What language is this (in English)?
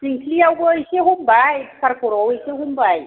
Bodo